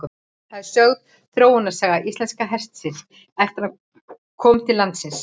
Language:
Icelandic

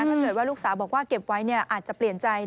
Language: Thai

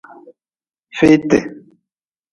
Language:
Nawdm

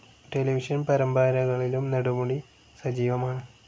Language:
Malayalam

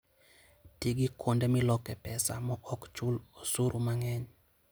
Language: Luo (Kenya and Tanzania)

